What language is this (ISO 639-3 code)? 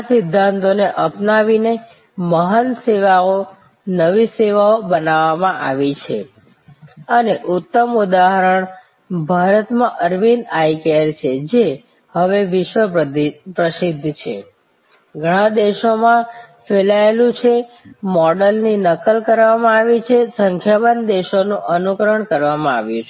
guj